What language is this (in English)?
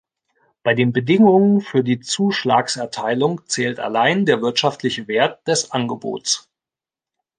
German